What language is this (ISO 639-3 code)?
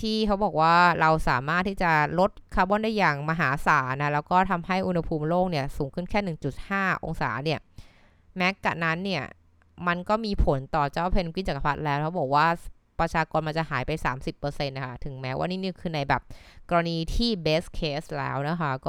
tha